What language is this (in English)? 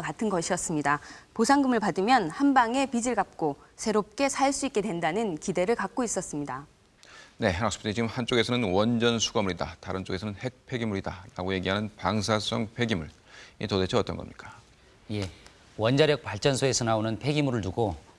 Korean